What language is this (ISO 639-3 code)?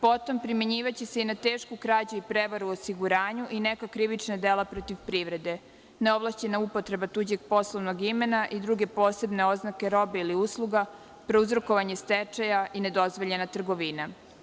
srp